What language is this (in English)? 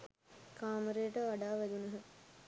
Sinhala